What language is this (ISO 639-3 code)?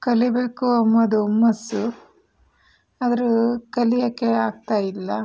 kan